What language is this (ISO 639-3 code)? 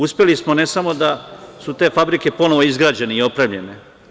srp